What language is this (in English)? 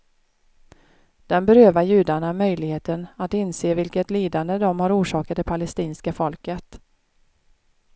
Swedish